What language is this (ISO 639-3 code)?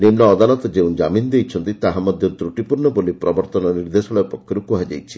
ori